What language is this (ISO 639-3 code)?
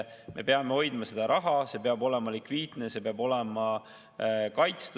est